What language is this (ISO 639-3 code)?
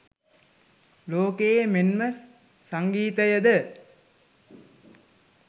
sin